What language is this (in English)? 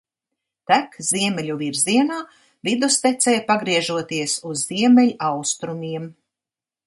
Latvian